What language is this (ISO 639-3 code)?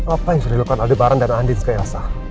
ind